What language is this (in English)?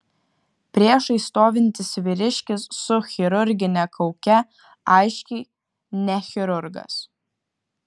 Lithuanian